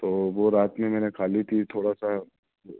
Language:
Urdu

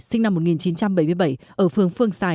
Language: Vietnamese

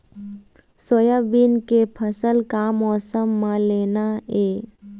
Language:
Chhattisgarhi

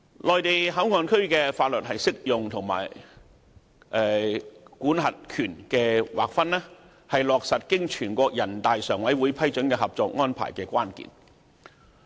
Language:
Cantonese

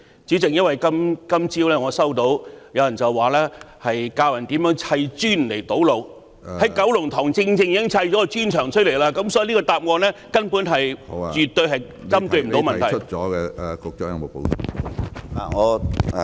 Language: Cantonese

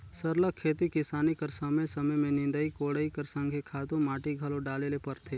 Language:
Chhattisgarhi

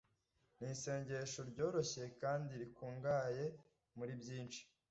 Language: Kinyarwanda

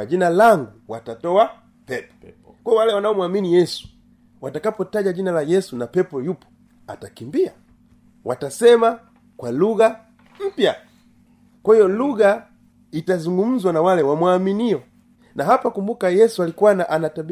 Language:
Swahili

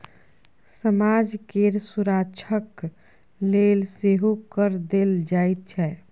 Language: Maithili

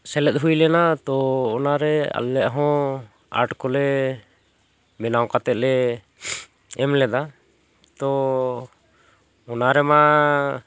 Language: Santali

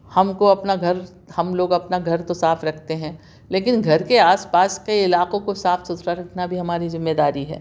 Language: Urdu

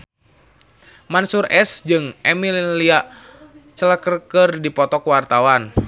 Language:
Sundanese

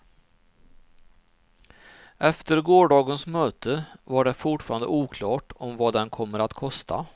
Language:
Swedish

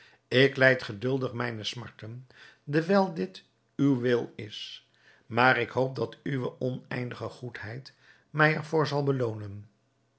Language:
Dutch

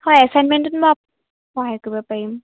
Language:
Assamese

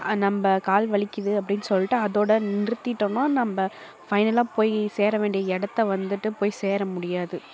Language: Tamil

